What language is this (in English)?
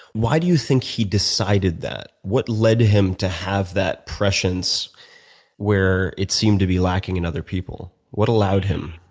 English